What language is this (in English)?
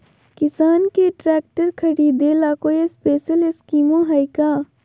Magahi